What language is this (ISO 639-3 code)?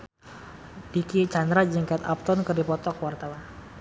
sun